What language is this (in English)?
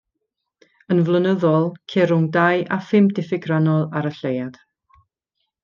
Welsh